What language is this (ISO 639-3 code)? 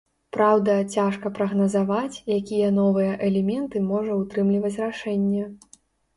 bel